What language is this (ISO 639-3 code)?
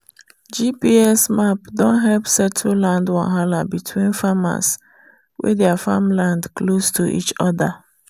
pcm